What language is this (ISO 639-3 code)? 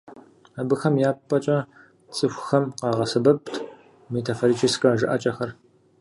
kbd